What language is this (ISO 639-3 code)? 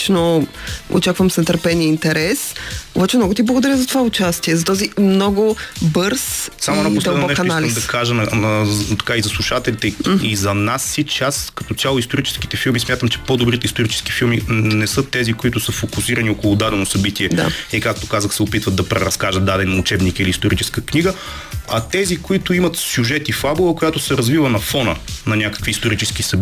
bul